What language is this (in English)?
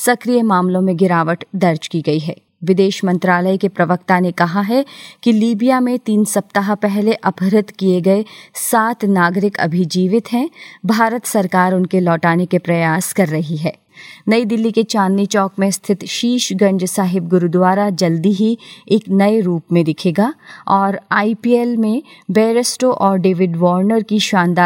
Hindi